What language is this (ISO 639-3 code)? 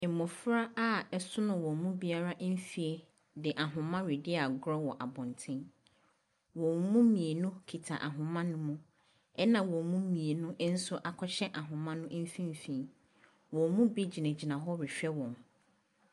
aka